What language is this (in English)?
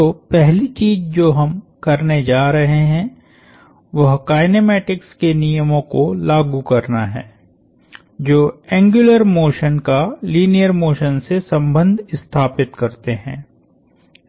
Hindi